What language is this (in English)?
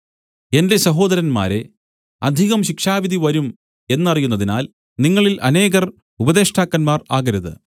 Malayalam